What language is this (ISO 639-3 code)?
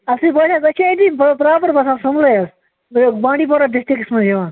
kas